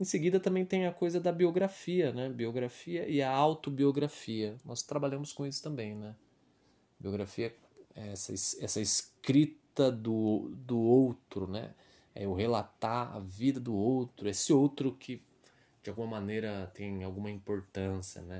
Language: Portuguese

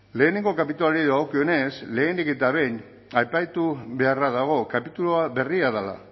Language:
Basque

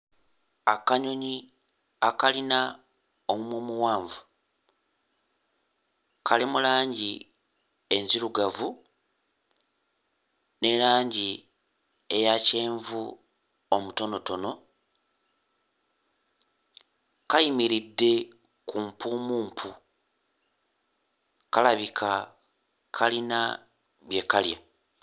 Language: Ganda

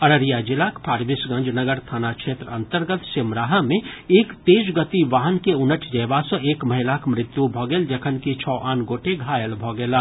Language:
Maithili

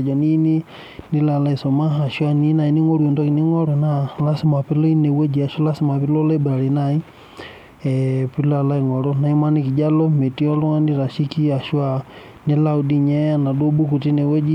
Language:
Masai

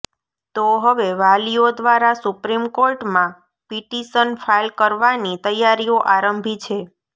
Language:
Gujarati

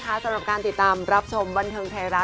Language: Thai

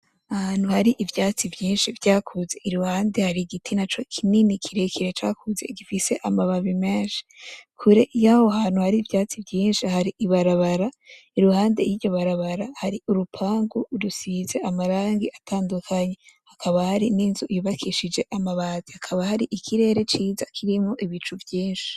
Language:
Rundi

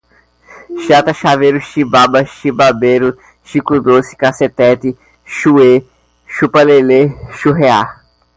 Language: Portuguese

